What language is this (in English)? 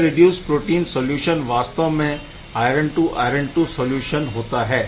Hindi